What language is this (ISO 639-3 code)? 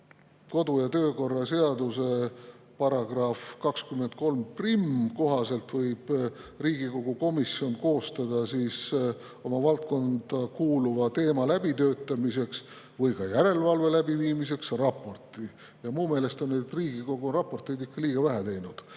est